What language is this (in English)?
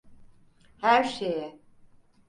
Turkish